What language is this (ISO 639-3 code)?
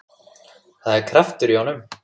isl